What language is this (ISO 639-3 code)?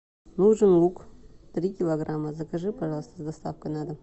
rus